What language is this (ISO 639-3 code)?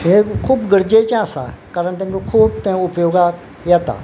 kok